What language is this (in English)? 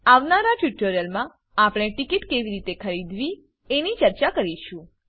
Gujarati